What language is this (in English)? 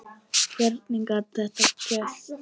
Icelandic